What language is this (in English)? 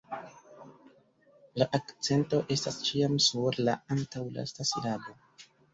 Esperanto